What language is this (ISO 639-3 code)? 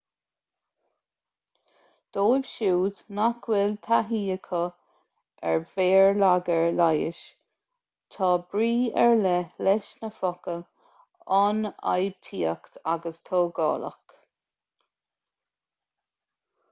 gle